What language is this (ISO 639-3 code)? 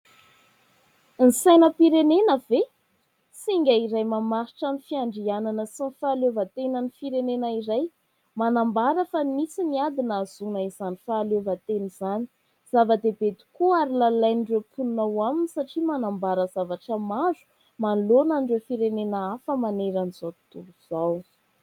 mlg